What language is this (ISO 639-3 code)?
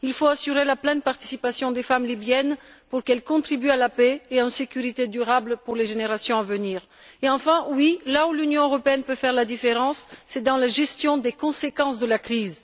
fra